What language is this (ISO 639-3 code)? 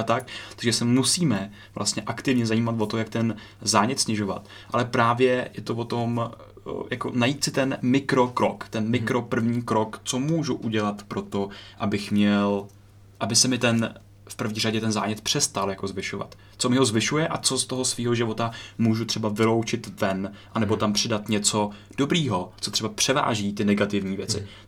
ces